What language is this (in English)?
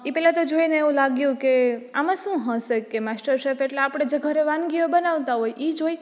Gujarati